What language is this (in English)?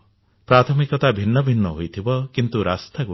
Odia